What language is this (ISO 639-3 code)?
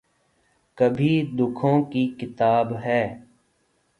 urd